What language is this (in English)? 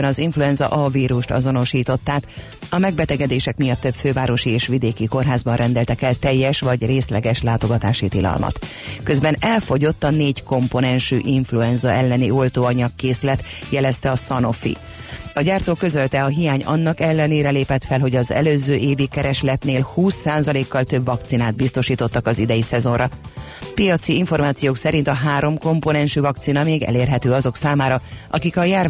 Hungarian